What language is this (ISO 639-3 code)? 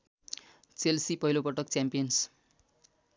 nep